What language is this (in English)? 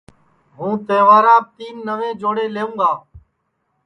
Sansi